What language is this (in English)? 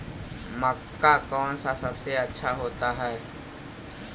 Magahi